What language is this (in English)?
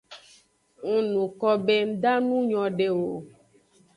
Aja (Benin)